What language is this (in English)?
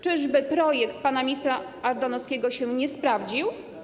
Polish